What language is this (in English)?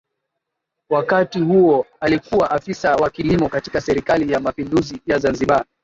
Swahili